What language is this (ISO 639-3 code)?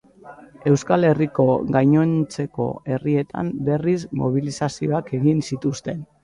eus